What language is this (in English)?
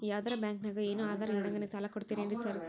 Kannada